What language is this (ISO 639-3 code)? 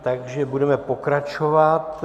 ces